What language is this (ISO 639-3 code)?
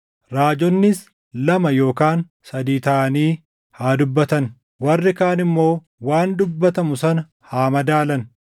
orm